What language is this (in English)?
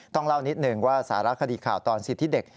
Thai